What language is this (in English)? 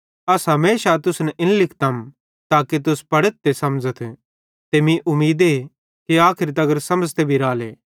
Bhadrawahi